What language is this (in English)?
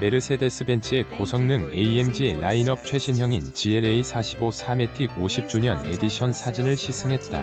Korean